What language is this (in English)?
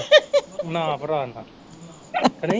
Punjabi